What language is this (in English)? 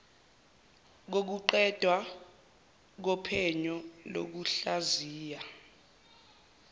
Zulu